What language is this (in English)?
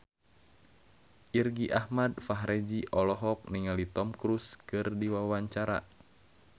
Sundanese